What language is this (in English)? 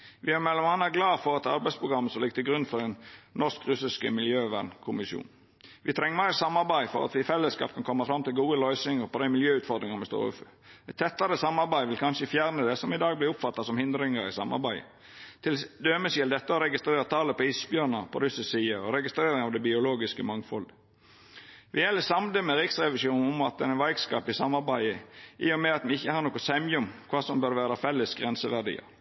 Norwegian Nynorsk